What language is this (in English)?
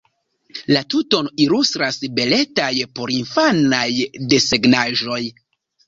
Esperanto